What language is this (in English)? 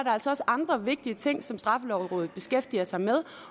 Danish